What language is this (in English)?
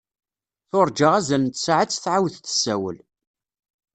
Kabyle